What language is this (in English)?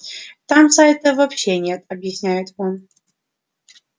Russian